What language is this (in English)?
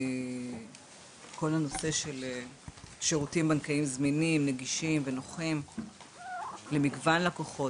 Hebrew